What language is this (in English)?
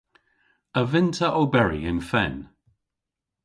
Cornish